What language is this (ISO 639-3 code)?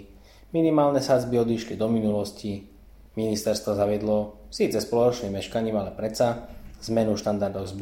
slk